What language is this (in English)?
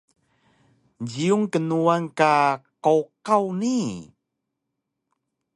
Taroko